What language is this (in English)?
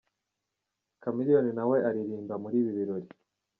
Kinyarwanda